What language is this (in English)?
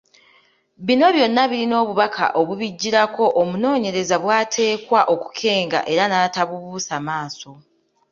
Ganda